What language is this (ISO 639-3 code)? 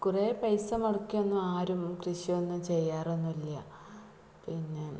mal